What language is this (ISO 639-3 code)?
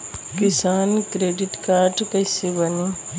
bho